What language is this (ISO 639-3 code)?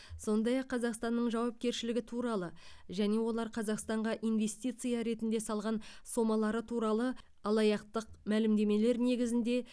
kaz